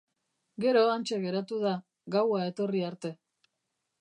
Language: Basque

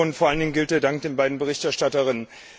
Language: German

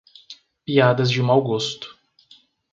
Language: Portuguese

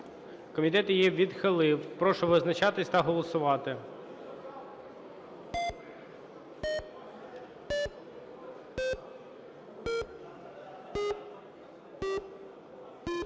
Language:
Ukrainian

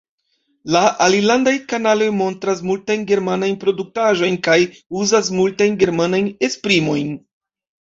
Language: Esperanto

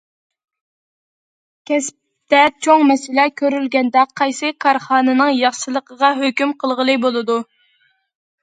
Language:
Uyghur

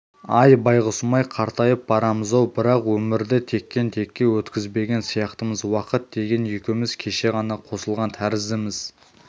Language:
Kazakh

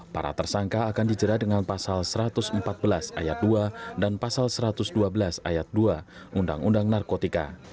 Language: Indonesian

